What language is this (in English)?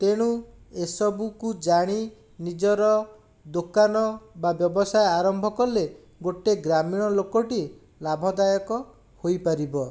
Odia